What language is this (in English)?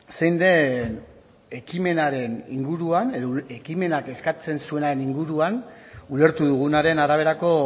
Basque